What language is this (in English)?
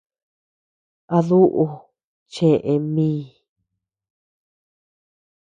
Tepeuxila Cuicatec